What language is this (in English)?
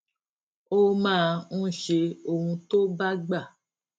Yoruba